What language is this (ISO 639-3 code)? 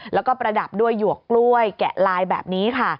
tha